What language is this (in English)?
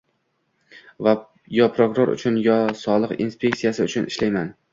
Uzbek